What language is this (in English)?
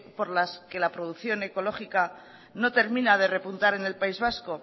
Spanish